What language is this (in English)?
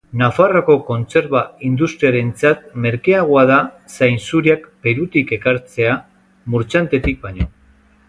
Basque